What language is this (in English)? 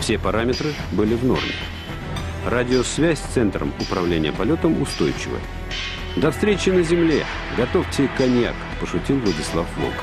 Russian